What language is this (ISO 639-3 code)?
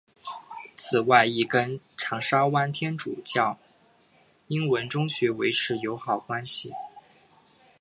zho